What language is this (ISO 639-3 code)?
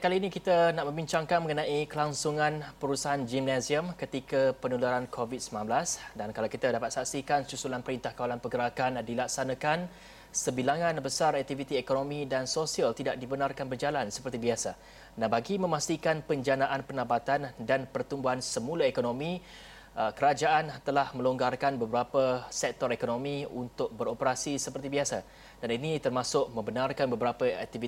msa